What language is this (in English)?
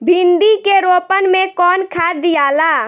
Bhojpuri